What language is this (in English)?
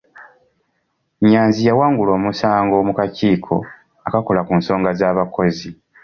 Ganda